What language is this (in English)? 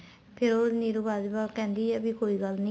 Punjabi